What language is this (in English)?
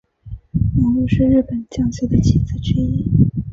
Chinese